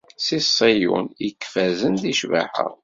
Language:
Kabyle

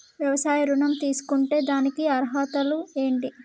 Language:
Telugu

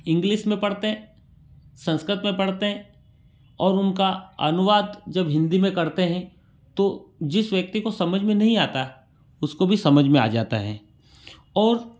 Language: Hindi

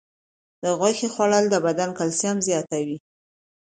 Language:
Pashto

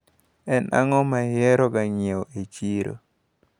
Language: Luo (Kenya and Tanzania)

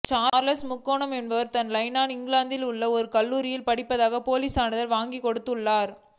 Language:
Tamil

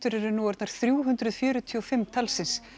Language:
Icelandic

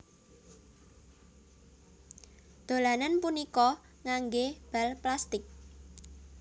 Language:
Javanese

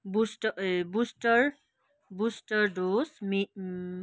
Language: Nepali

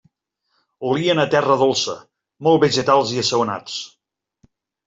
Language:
Catalan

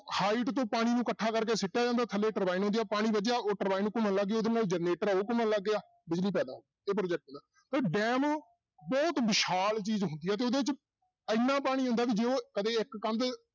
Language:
Punjabi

